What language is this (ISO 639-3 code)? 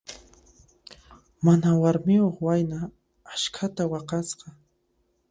qxp